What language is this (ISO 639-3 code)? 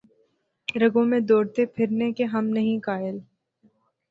urd